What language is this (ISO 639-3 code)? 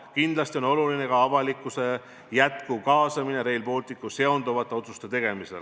est